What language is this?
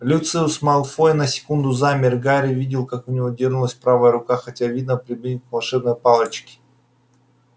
Russian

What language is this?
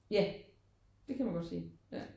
Danish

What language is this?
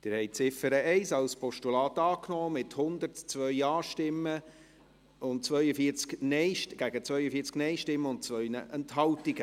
Swiss German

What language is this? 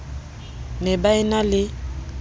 Southern Sotho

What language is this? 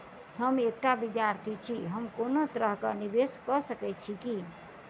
Maithili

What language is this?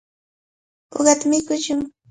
Cajatambo North Lima Quechua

